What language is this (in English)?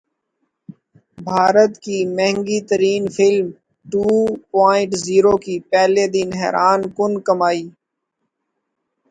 Urdu